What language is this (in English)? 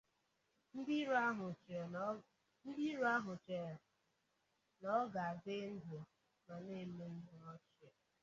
Igbo